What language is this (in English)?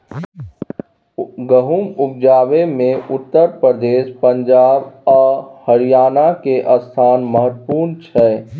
Maithili